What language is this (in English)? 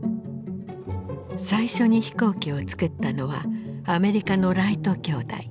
Japanese